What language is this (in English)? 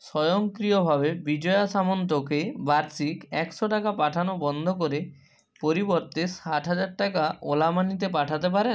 Bangla